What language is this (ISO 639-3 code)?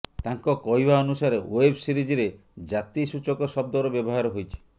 ori